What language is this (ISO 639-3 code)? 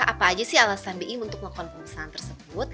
ind